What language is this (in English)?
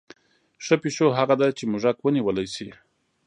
Pashto